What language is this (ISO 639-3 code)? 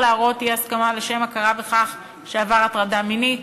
heb